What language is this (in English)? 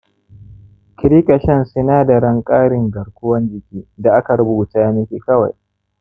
Hausa